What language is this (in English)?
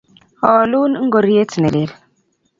Kalenjin